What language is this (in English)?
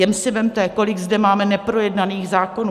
Czech